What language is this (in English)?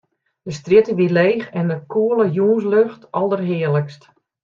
Western Frisian